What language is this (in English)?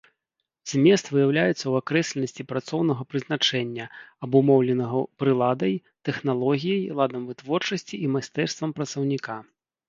Belarusian